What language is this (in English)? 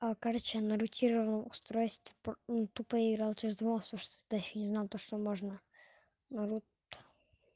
Russian